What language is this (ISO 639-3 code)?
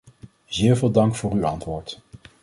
nld